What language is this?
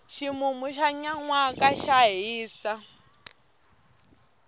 Tsonga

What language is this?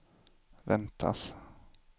Swedish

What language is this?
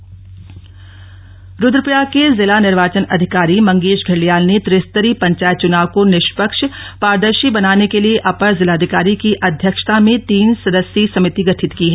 Hindi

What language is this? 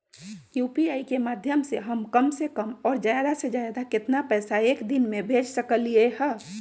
Magahi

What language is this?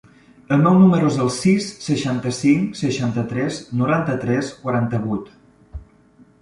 Catalan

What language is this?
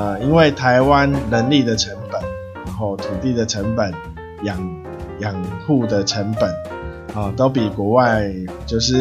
Chinese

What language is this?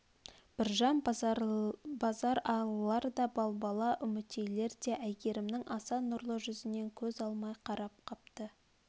Kazakh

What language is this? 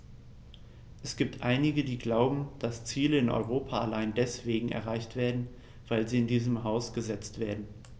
German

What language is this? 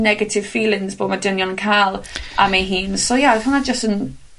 Welsh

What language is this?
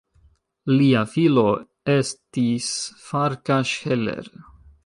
Esperanto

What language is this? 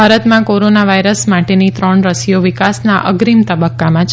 Gujarati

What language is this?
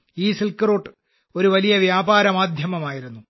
Malayalam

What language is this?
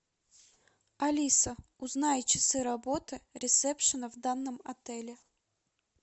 Russian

